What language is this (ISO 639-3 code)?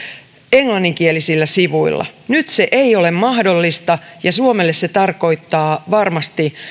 fin